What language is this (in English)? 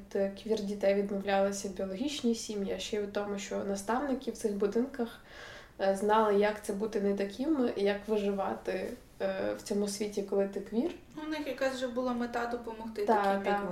Ukrainian